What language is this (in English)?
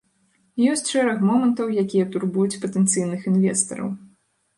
Belarusian